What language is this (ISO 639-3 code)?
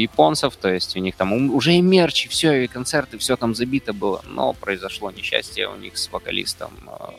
rus